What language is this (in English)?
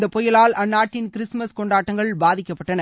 Tamil